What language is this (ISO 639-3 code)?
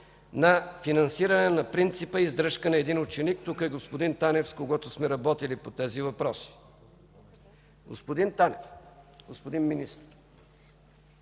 bul